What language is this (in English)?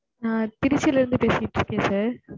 Tamil